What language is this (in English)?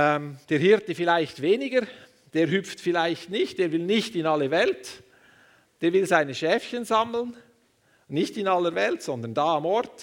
German